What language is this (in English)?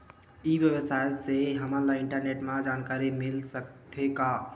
Chhattisgarhi